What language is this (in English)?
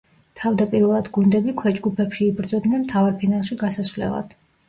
Georgian